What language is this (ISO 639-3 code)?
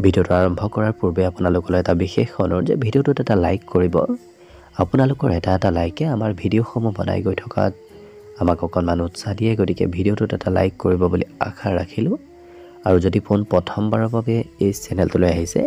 ben